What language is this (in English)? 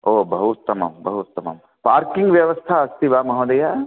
Sanskrit